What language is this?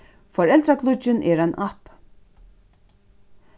Faroese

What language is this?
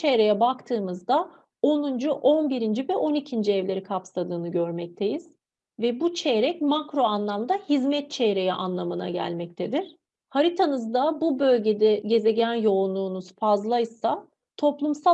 Turkish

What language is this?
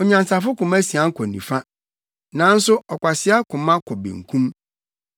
Akan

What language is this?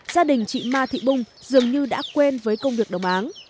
Vietnamese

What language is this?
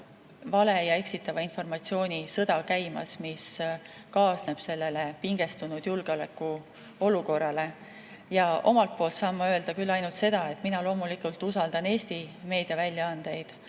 Estonian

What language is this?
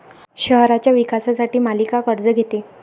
Marathi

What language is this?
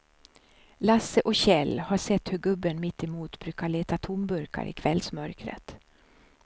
Swedish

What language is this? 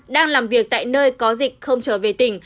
Vietnamese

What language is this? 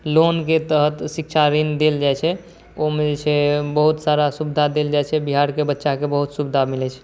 Maithili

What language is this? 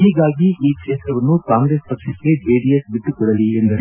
Kannada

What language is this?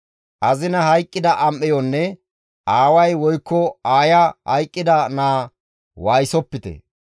Gamo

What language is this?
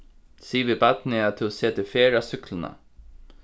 Faroese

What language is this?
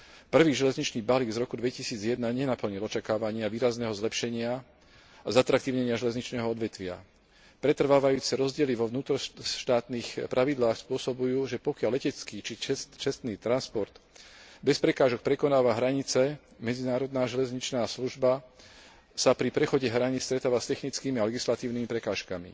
Slovak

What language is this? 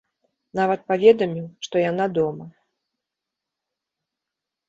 Belarusian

